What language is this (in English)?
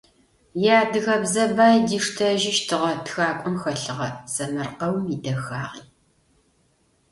Adyghe